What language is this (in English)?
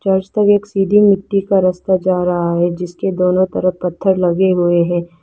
Hindi